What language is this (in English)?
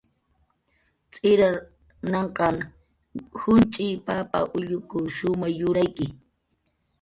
Jaqaru